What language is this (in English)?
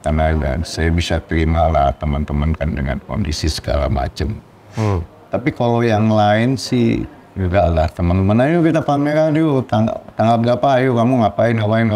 Indonesian